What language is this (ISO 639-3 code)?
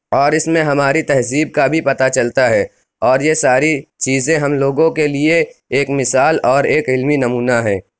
urd